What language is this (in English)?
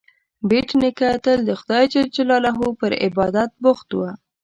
Pashto